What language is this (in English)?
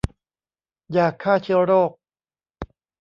Thai